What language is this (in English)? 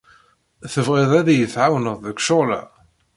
Kabyle